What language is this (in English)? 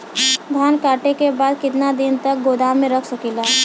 Bhojpuri